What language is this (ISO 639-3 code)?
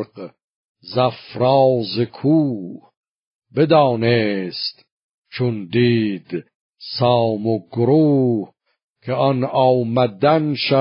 fas